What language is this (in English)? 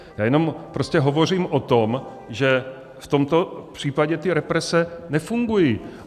Czech